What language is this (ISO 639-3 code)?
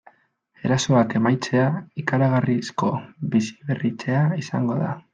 eus